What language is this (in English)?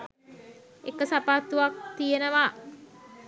Sinhala